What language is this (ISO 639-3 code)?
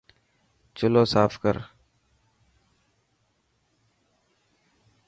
mki